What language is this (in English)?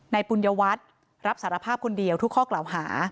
Thai